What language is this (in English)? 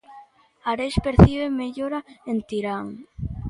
Galician